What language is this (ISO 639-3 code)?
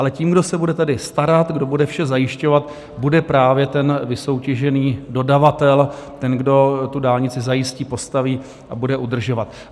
ces